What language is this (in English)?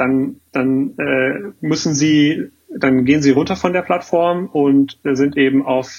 German